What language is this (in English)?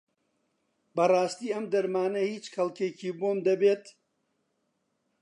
Central Kurdish